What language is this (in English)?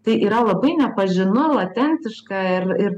Lithuanian